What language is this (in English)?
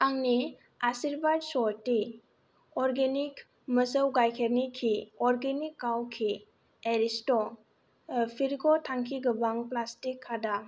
Bodo